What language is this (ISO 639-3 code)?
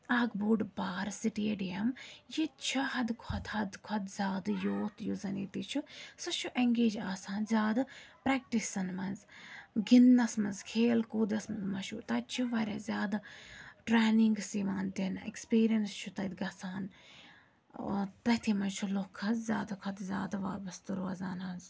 kas